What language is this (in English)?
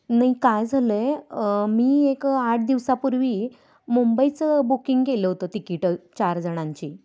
Marathi